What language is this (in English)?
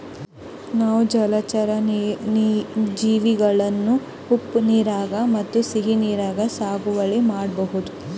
Kannada